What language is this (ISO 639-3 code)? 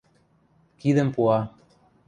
mrj